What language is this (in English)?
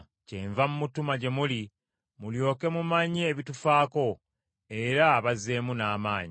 Ganda